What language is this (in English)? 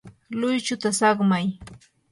Yanahuanca Pasco Quechua